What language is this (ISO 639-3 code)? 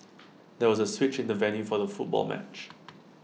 eng